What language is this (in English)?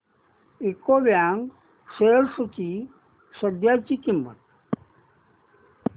Marathi